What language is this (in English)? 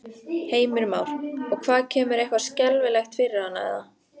Icelandic